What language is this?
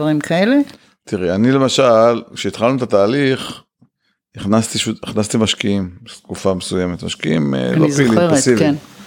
Hebrew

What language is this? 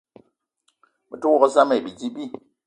Eton (Cameroon)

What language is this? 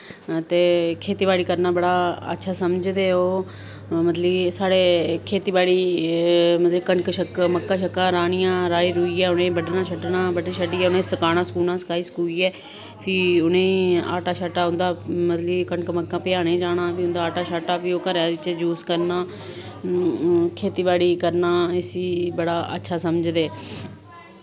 Dogri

